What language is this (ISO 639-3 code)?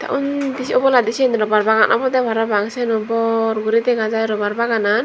ccp